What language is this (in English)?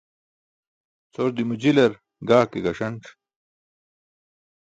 Burushaski